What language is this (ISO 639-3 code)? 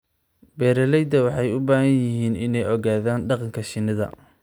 som